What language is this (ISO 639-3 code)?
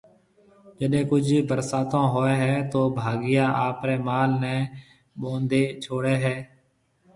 mve